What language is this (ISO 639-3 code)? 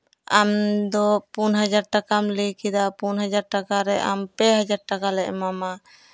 sat